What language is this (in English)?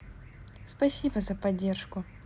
Russian